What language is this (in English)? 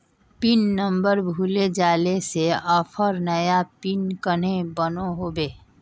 Magahi